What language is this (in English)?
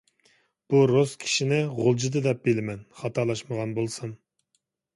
Uyghur